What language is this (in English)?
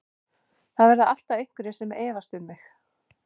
Icelandic